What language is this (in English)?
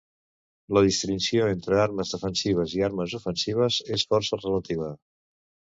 Catalan